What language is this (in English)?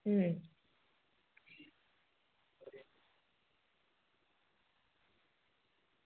Gujarati